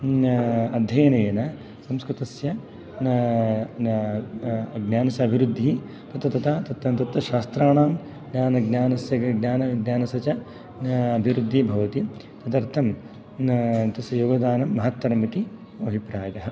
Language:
Sanskrit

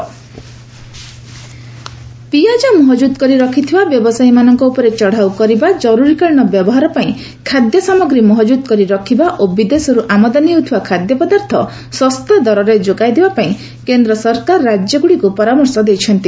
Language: Odia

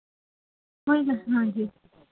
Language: Punjabi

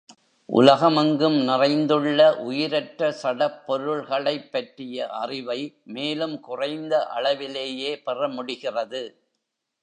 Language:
Tamil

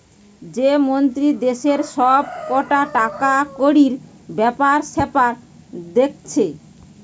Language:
Bangla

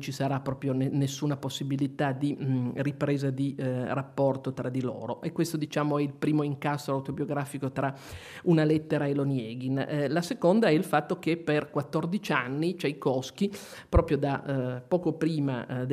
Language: Italian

